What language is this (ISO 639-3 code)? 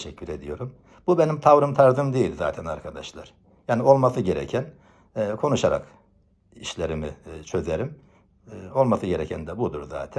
tur